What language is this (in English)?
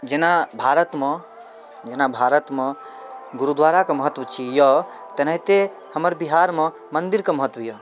Maithili